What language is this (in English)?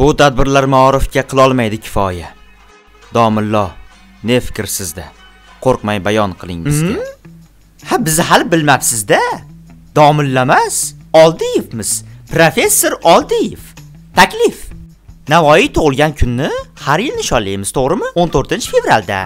Turkish